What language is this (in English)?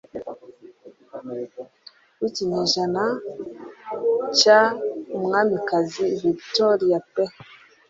Kinyarwanda